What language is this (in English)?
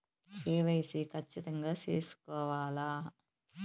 Telugu